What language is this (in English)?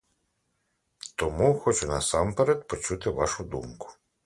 Ukrainian